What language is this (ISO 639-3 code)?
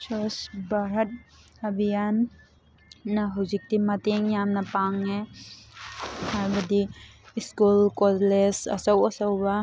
mni